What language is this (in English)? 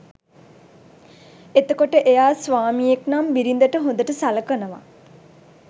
Sinhala